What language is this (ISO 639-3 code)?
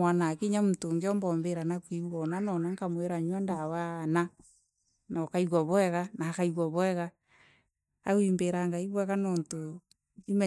mer